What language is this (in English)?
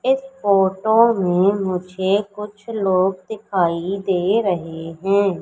Hindi